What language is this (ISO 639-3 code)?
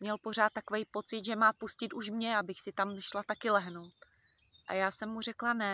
ces